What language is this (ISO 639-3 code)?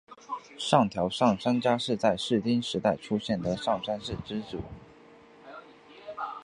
zho